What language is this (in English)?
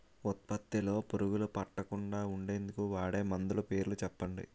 Telugu